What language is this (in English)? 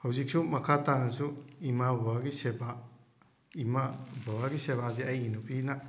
Manipuri